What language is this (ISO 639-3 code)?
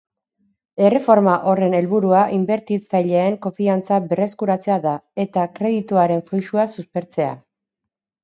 eus